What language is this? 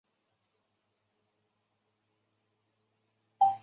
Chinese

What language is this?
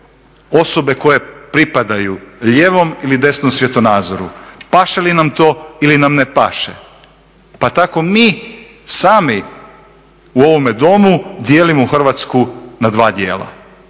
Croatian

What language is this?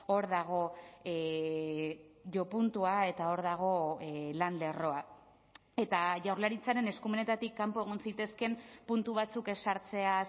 Basque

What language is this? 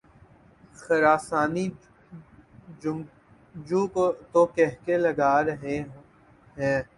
Urdu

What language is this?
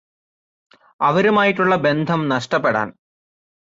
Malayalam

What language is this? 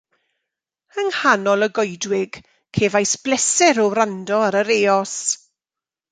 Welsh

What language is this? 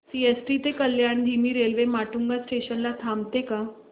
Marathi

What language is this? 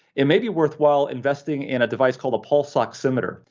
English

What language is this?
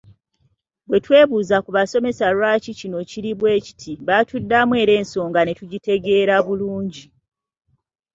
Ganda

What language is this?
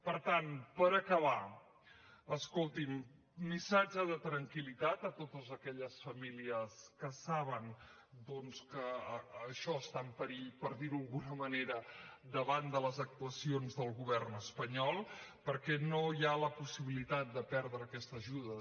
Catalan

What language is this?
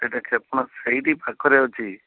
Odia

